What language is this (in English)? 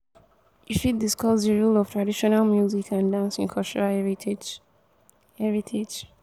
Nigerian Pidgin